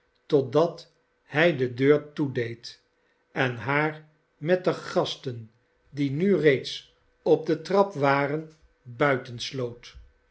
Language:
Dutch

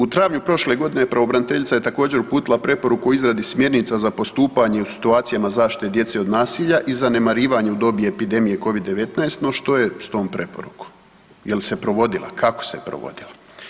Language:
Croatian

